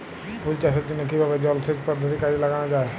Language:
Bangla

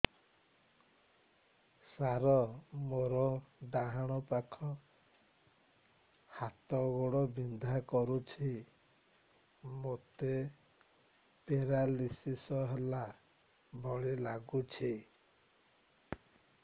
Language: Odia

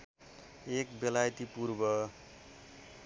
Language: Nepali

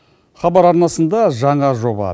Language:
Kazakh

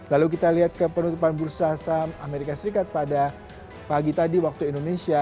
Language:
Indonesian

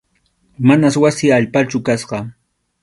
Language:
Arequipa-La Unión Quechua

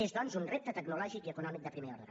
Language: Catalan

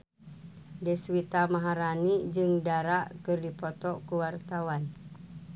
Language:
Sundanese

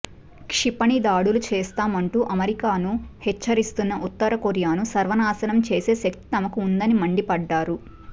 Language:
Telugu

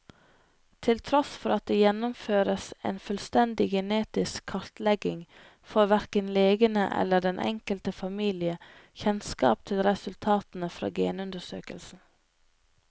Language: Norwegian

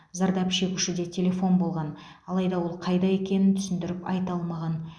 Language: Kazakh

